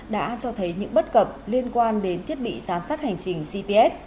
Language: Vietnamese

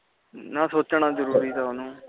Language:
Punjabi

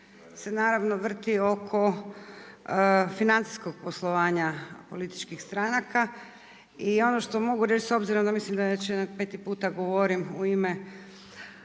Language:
Croatian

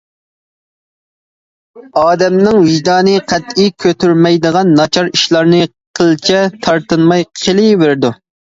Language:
Uyghur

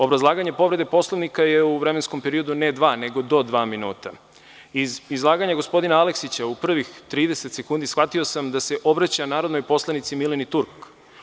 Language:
Serbian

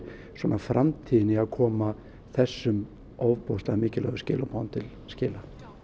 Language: Icelandic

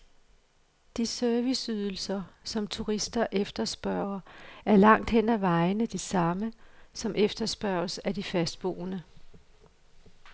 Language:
Danish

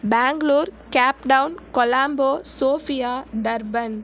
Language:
Tamil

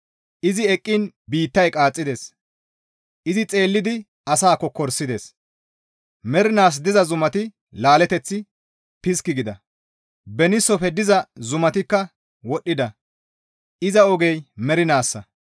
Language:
Gamo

